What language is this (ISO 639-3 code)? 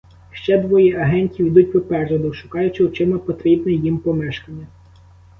ukr